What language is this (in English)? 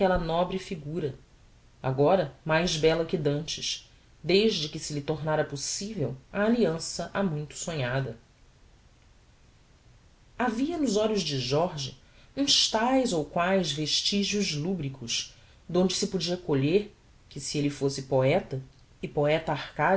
Portuguese